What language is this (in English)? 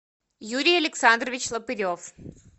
Russian